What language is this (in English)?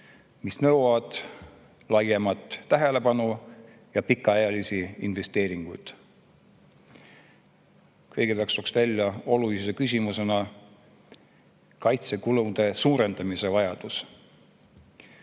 Estonian